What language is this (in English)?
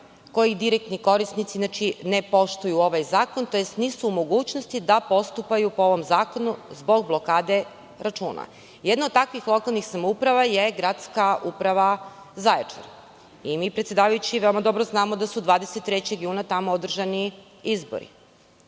Serbian